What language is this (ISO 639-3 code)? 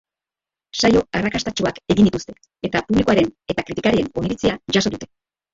eus